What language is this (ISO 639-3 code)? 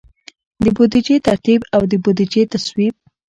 pus